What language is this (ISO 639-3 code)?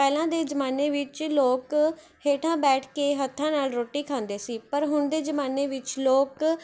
pan